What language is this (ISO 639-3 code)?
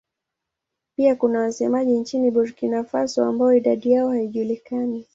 swa